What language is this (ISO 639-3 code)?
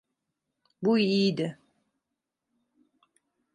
tur